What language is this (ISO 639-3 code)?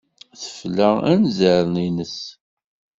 kab